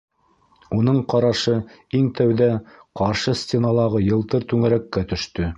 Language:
Bashkir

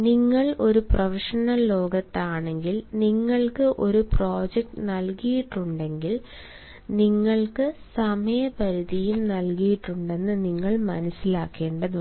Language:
Malayalam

